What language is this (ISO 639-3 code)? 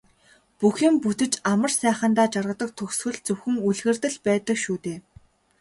mon